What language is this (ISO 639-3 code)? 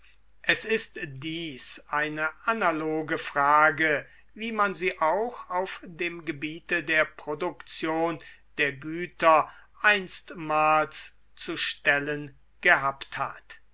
deu